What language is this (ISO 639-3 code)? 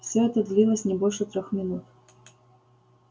rus